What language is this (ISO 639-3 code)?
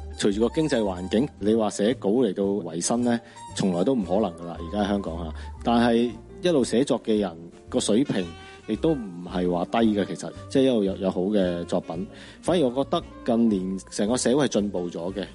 zho